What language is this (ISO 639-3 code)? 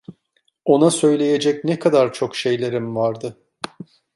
tur